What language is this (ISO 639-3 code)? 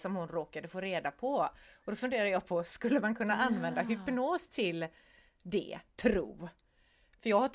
swe